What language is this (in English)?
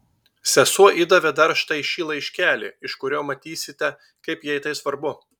Lithuanian